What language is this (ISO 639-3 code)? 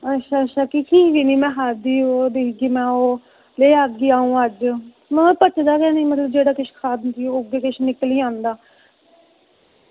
doi